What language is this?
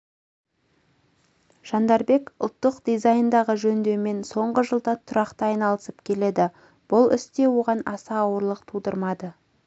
Kazakh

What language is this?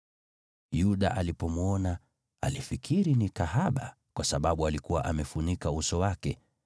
Swahili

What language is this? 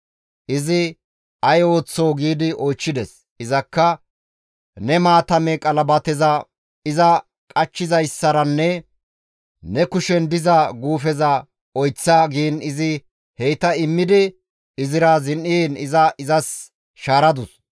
Gamo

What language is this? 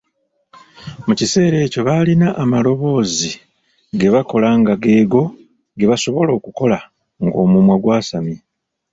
Ganda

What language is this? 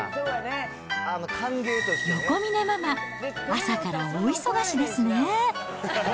Japanese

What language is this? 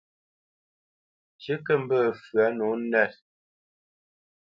Bamenyam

